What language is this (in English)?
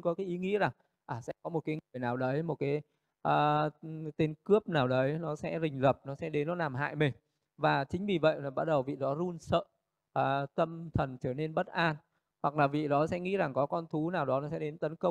Vietnamese